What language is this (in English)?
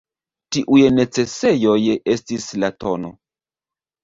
Esperanto